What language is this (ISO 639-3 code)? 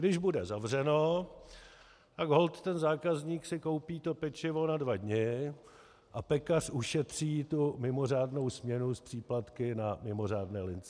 ces